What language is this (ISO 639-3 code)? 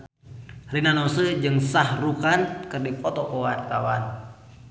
sun